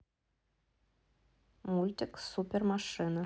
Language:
Russian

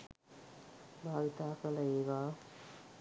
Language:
Sinhala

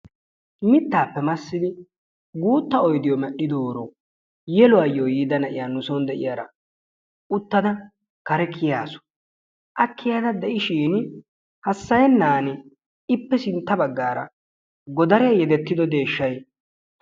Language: Wolaytta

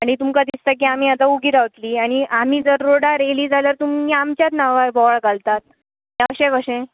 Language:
Konkani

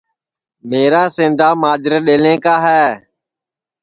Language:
Sansi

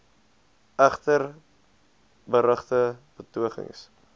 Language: Afrikaans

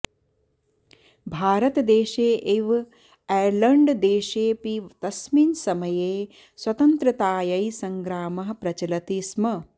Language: Sanskrit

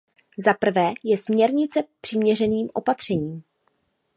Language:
Czech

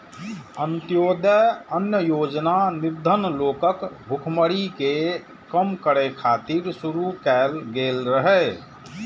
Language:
Maithili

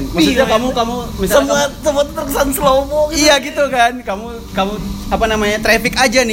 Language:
Indonesian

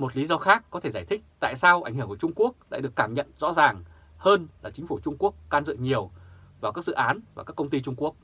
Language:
Vietnamese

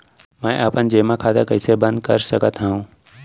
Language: Chhattisgarhi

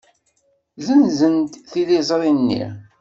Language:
Kabyle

